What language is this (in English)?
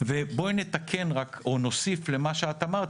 Hebrew